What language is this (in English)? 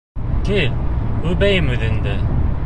Bashkir